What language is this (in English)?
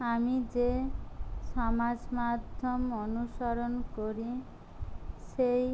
Bangla